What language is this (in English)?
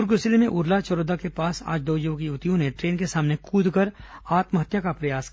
Hindi